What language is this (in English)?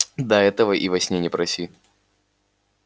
Russian